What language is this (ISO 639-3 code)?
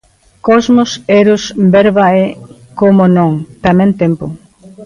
glg